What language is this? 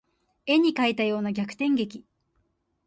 Japanese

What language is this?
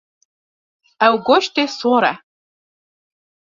Kurdish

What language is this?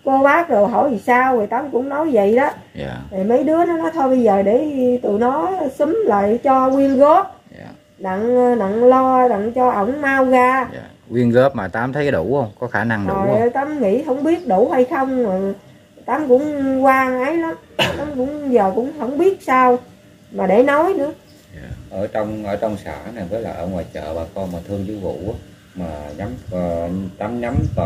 Vietnamese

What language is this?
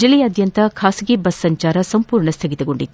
Kannada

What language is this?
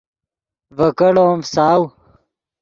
Yidgha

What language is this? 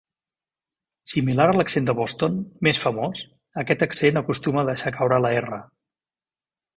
Catalan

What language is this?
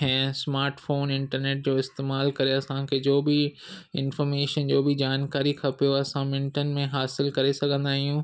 Sindhi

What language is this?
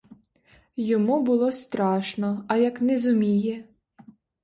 Ukrainian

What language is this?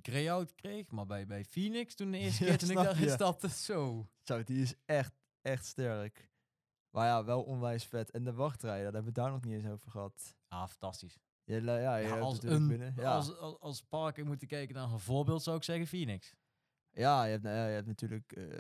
Dutch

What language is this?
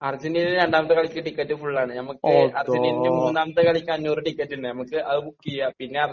Malayalam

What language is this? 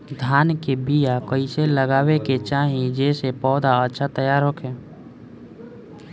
Bhojpuri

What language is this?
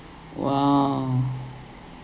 English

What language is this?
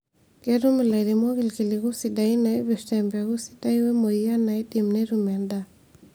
Masai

